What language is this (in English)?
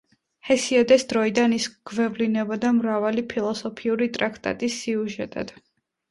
Georgian